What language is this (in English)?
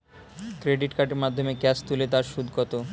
Bangla